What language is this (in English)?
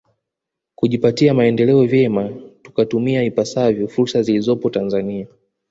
Swahili